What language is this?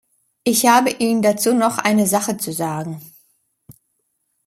German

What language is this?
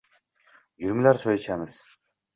Uzbek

